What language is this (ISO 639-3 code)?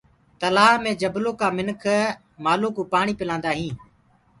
ggg